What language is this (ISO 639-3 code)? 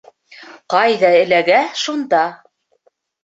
bak